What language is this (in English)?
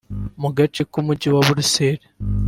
Kinyarwanda